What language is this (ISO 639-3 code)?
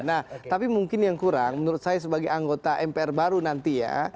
ind